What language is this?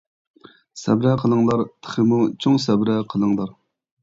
Uyghur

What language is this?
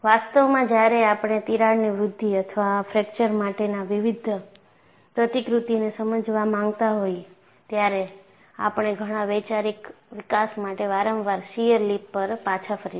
Gujarati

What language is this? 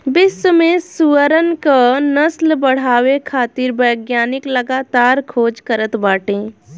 Bhojpuri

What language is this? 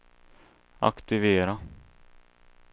Swedish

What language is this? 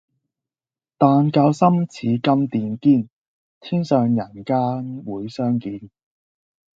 Cantonese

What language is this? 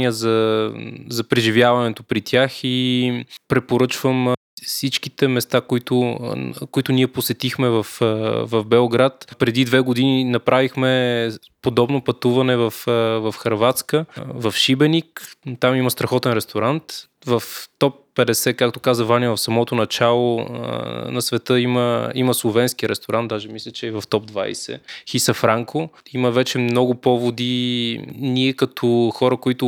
Bulgarian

